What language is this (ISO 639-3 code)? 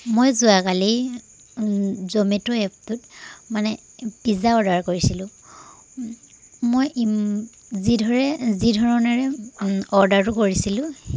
asm